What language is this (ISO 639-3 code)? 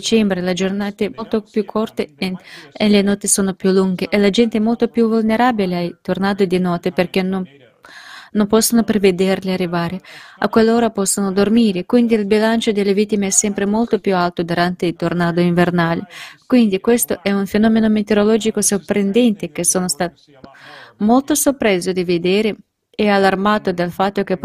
ita